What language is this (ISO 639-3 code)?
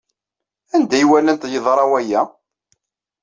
kab